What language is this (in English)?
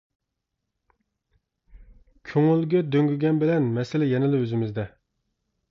Uyghur